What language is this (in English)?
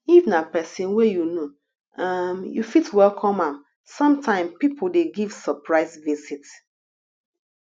Nigerian Pidgin